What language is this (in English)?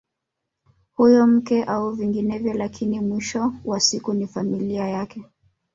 Swahili